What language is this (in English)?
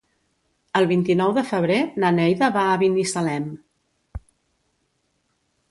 Catalan